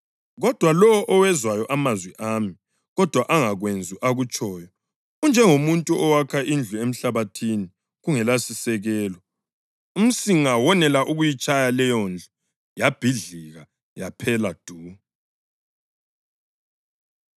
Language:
North Ndebele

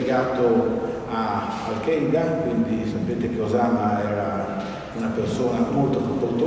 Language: Italian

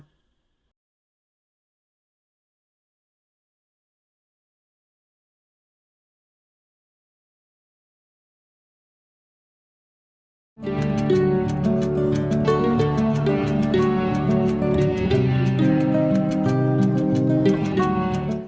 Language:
Vietnamese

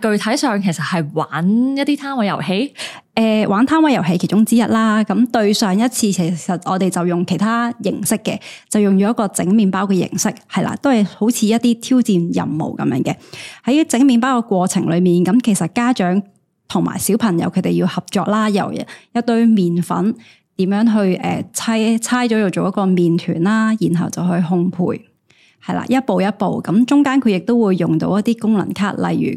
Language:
Chinese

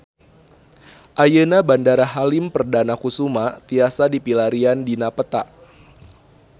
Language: Sundanese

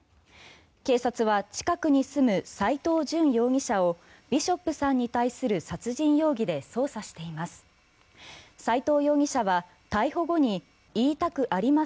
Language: Japanese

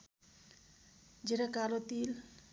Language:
Nepali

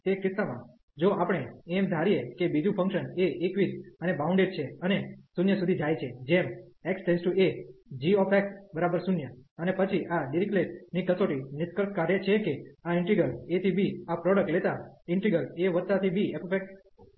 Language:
Gujarati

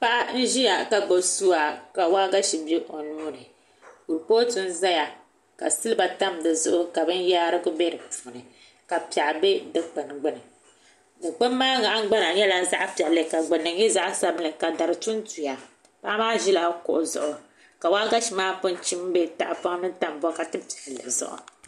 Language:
Dagbani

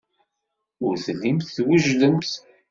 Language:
Kabyle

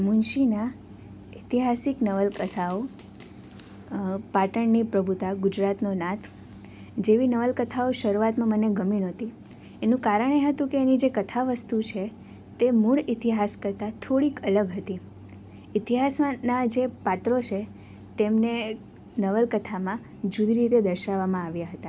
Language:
Gujarati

